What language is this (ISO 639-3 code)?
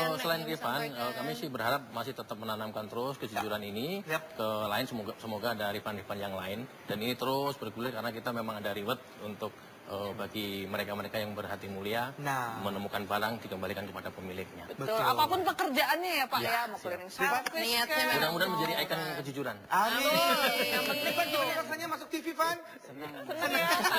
ind